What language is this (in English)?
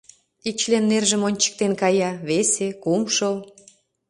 Mari